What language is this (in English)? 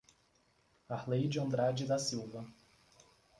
Portuguese